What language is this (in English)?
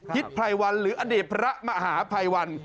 Thai